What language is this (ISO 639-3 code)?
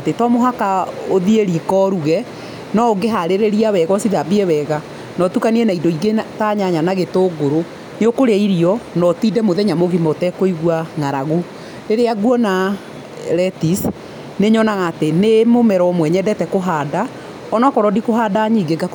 kik